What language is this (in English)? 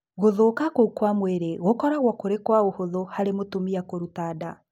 Kikuyu